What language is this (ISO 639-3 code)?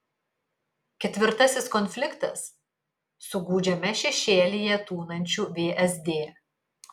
lit